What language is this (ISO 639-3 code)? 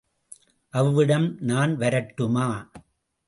tam